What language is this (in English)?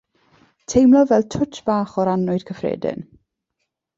Welsh